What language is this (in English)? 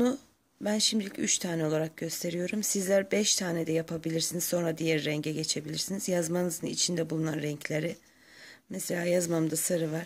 Turkish